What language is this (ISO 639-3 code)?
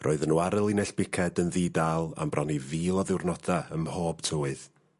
cym